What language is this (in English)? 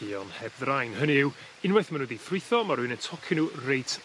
Welsh